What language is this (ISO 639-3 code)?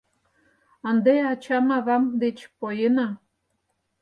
chm